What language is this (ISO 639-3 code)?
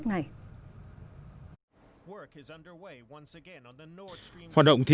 vie